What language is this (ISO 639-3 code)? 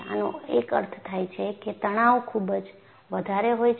guj